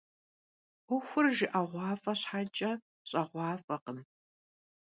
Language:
Kabardian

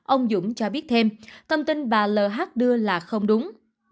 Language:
Vietnamese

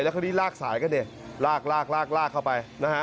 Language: Thai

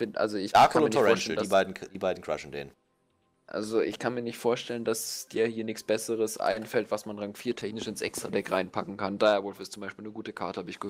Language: German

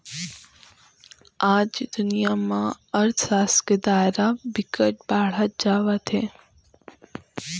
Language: Chhattisgarhi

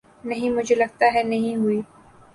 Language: Urdu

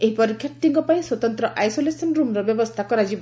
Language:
Odia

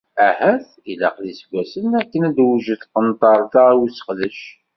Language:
Kabyle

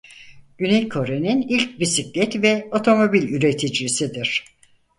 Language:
Turkish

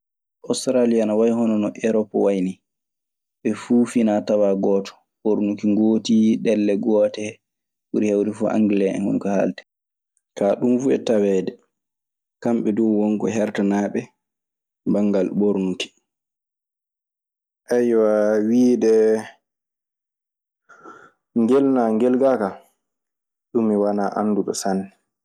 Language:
Maasina Fulfulde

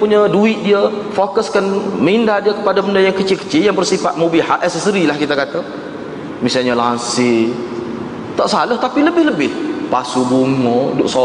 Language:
Malay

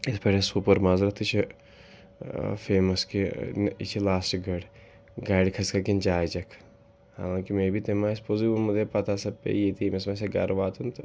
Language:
Kashmiri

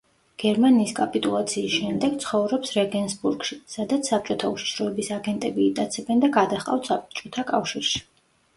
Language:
Georgian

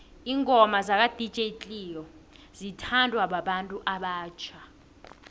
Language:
South Ndebele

